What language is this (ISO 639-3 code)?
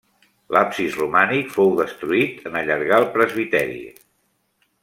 cat